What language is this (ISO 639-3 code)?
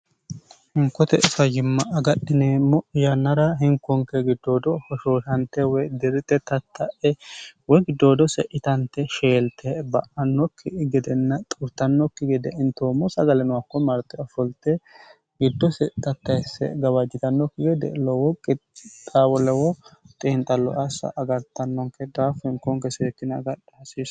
sid